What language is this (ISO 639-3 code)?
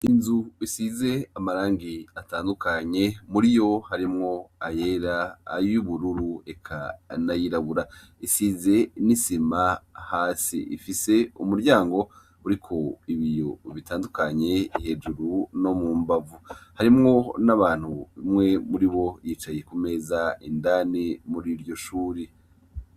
run